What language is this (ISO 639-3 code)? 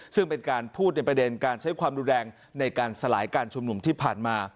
tha